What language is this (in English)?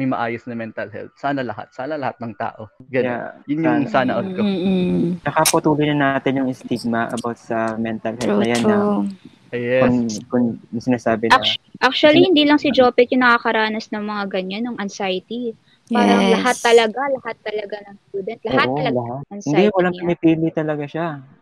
Filipino